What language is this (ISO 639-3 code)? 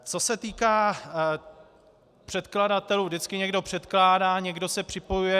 ces